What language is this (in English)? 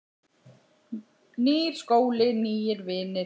Icelandic